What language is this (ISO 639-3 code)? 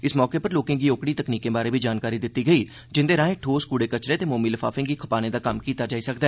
doi